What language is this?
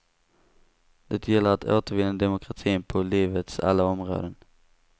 Swedish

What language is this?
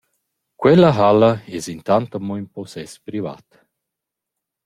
Romansh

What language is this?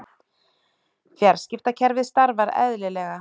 Icelandic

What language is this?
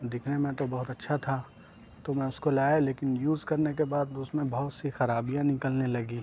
Urdu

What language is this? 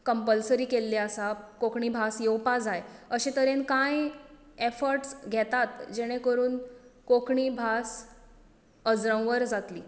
Konkani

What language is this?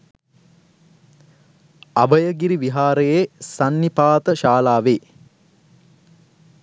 Sinhala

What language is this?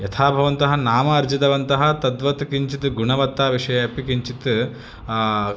Sanskrit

